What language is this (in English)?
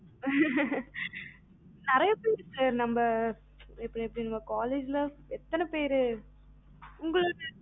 Tamil